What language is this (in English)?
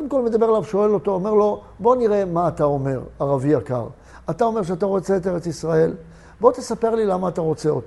Hebrew